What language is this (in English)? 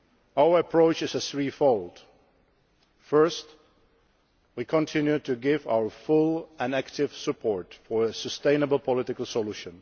English